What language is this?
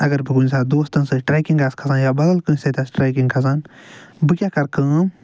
Kashmiri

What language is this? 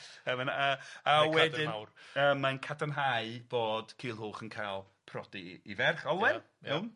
Welsh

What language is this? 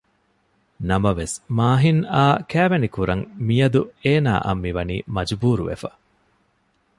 Divehi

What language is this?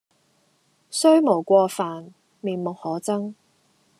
Cantonese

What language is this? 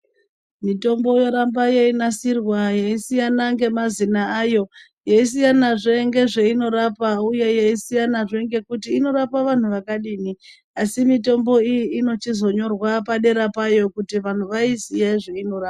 Ndau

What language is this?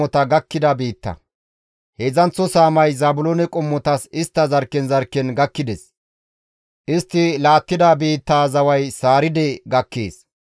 Gamo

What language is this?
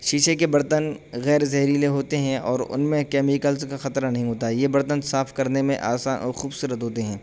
Urdu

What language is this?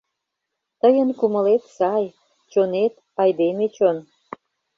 Mari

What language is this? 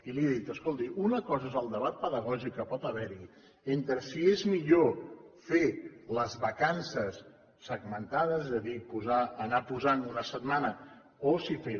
Catalan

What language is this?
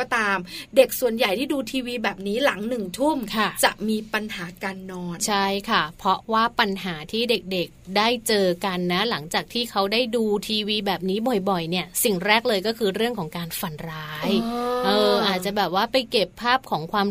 Thai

